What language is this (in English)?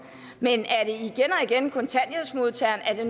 Danish